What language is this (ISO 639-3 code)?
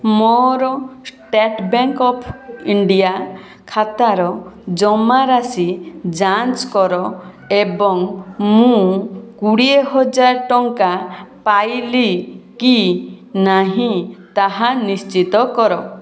ori